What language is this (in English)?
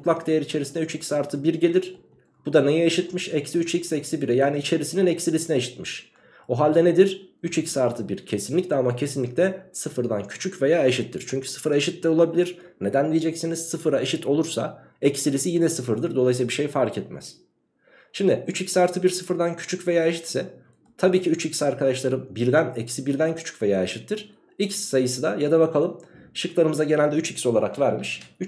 Turkish